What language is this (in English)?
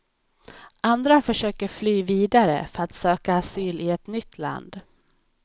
Swedish